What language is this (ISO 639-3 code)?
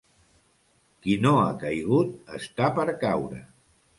cat